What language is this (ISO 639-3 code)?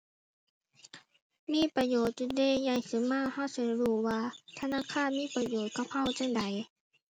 tha